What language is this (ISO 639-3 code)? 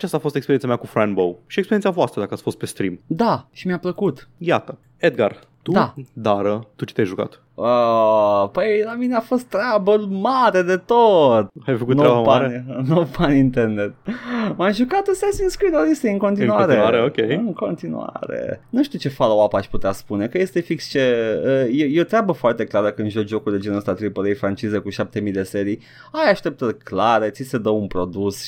ron